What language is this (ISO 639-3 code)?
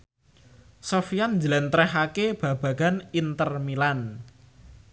jav